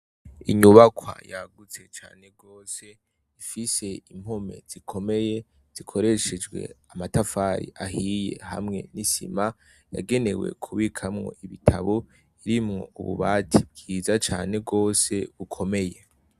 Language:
Rundi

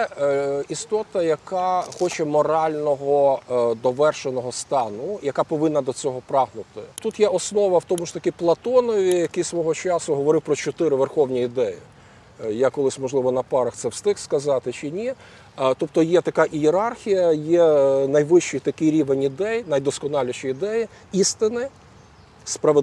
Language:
Ukrainian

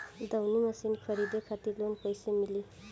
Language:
Bhojpuri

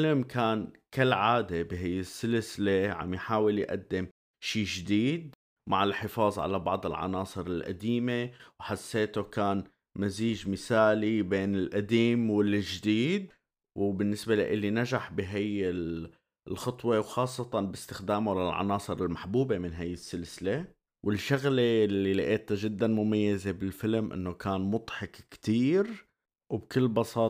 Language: Arabic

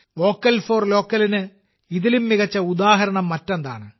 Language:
Malayalam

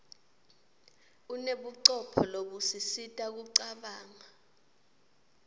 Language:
Swati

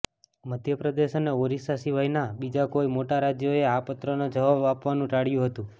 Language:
Gujarati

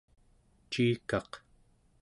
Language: Central Yupik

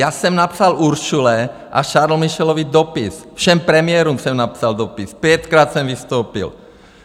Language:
Czech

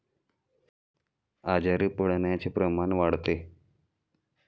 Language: Marathi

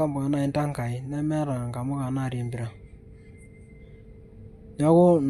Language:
Masai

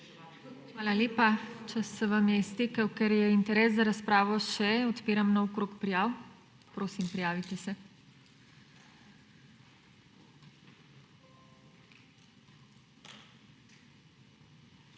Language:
Slovenian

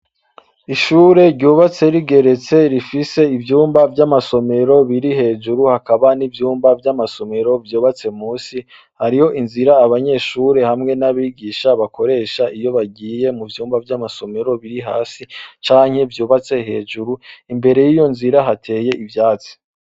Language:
Rundi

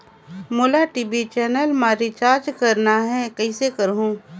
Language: Chhattisgarhi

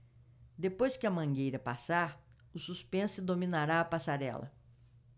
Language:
Portuguese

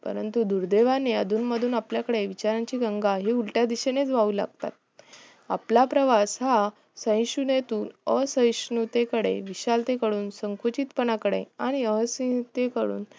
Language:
Marathi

